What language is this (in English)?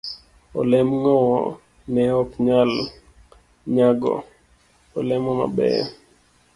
Luo (Kenya and Tanzania)